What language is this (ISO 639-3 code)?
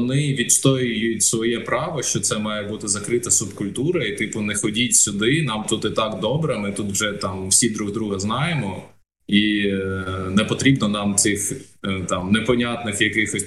ukr